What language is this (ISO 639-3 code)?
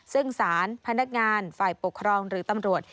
tha